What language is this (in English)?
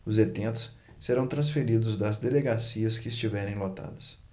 Portuguese